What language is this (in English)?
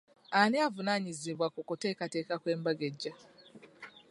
Ganda